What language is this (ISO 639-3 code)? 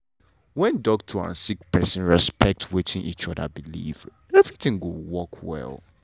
pcm